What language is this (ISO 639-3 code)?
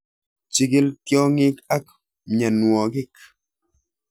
kln